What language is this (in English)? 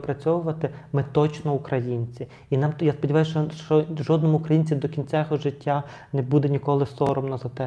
Ukrainian